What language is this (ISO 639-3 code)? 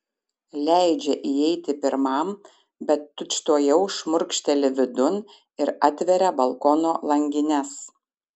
lit